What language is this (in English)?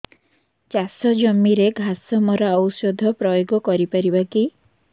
Odia